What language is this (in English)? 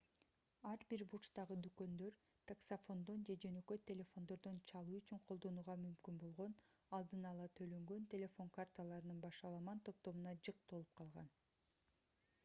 Kyrgyz